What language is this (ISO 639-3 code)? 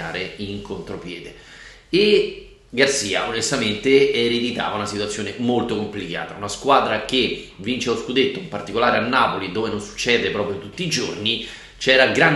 ita